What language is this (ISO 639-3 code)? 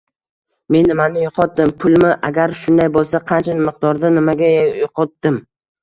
uzb